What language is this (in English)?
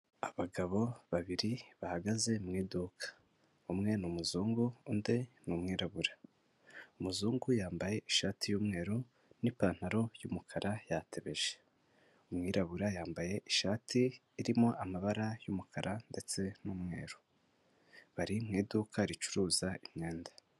Kinyarwanda